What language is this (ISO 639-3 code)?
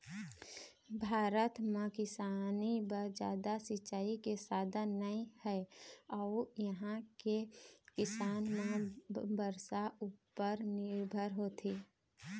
hne